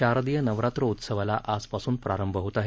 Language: Marathi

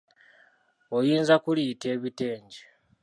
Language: Ganda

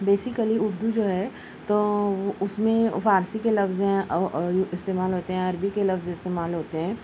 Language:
Urdu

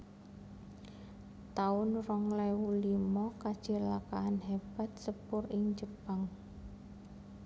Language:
Javanese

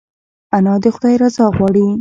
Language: Pashto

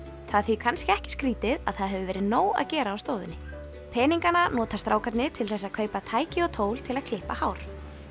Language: Icelandic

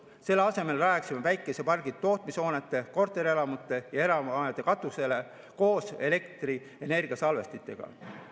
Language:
Estonian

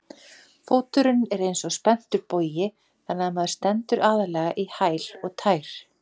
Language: Icelandic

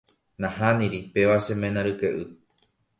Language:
Guarani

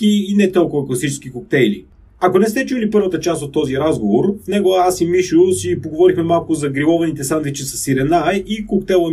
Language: Bulgarian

